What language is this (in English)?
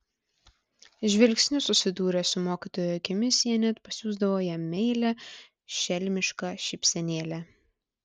Lithuanian